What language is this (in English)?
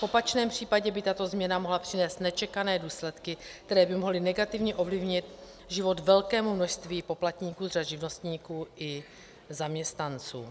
Czech